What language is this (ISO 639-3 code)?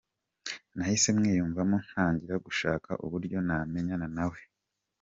kin